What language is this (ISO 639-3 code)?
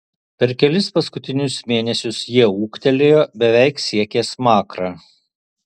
lit